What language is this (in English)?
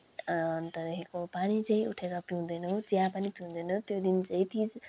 Nepali